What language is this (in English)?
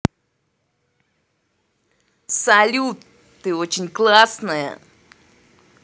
Russian